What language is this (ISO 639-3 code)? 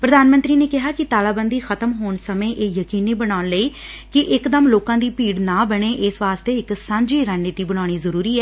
pan